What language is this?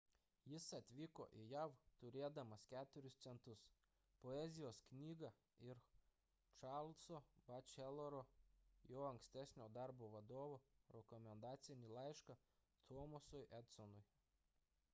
Lithuanian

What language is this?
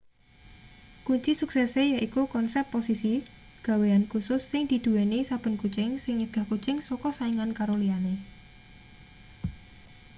Javanese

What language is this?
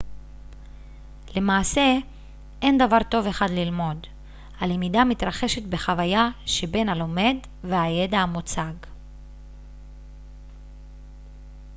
Hebrew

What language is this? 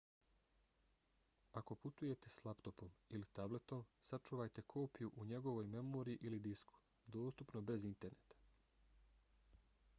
Bosnian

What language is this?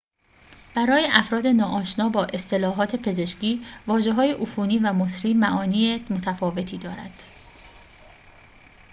Persian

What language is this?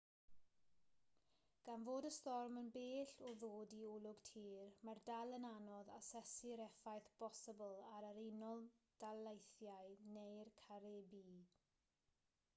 Welsh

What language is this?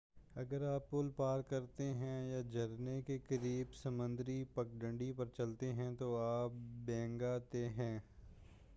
Urdu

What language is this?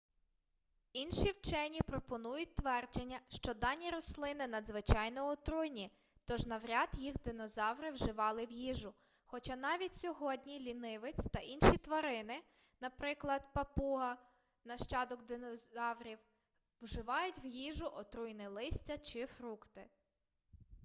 Ukrainian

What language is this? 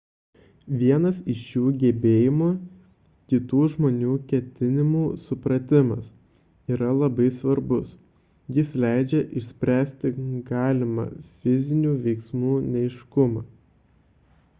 Lithuanian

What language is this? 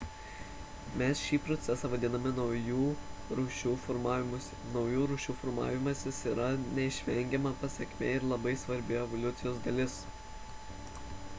Lithuanian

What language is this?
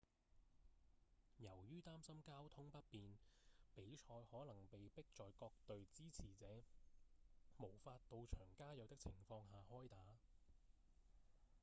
Cantonese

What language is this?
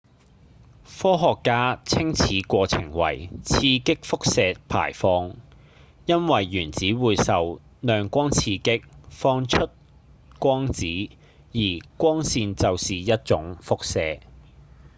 Cantonese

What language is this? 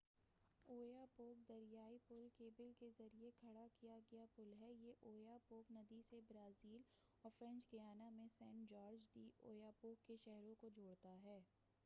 Urdu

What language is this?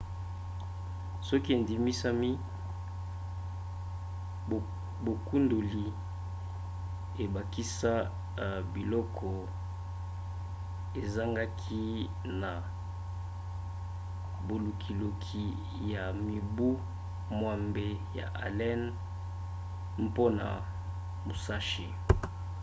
Lingala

